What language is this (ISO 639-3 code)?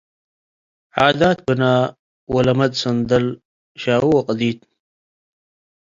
tig